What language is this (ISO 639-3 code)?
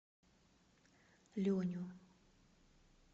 rus